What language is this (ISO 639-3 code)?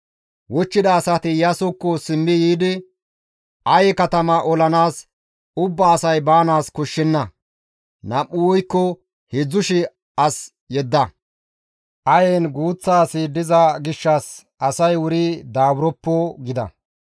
gmv